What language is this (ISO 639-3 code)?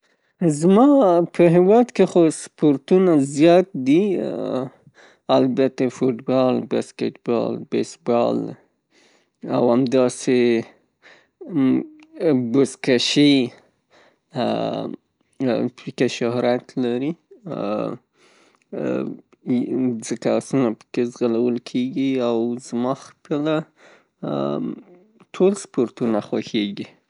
pus